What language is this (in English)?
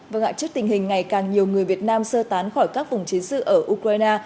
Vietnamese